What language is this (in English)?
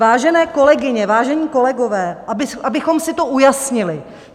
Czech